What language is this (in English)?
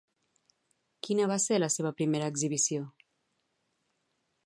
Catalan